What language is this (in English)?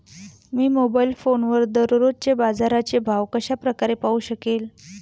Marathi